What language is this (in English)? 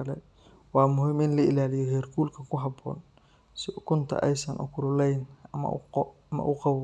Somali